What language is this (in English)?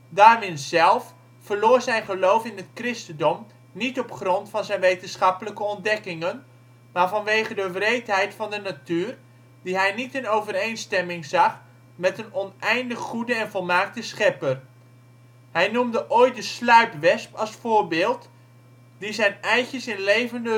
Dutch